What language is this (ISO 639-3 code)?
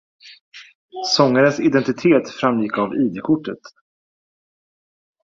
swe